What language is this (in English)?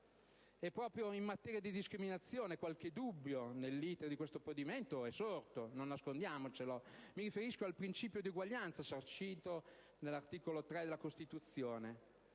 Italian